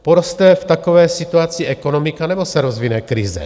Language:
Czech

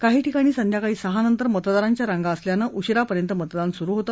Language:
Marathi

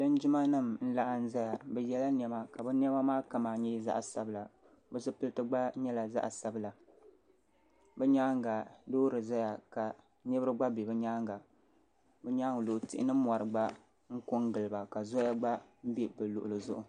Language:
Dagbani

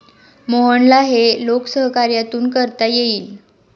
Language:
Marathi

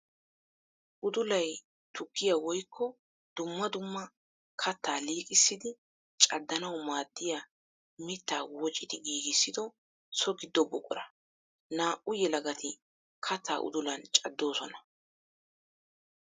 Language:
Wolaytta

